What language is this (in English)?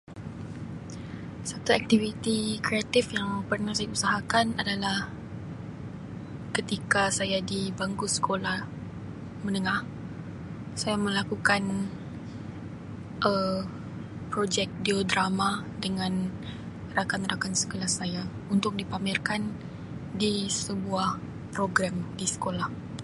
Sabah Malay